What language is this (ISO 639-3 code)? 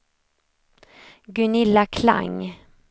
swe